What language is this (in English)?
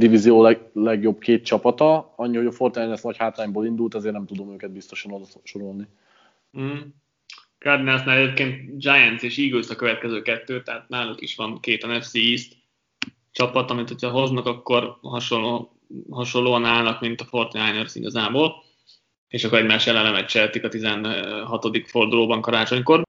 Hungarian